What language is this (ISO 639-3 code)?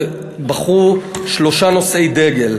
heb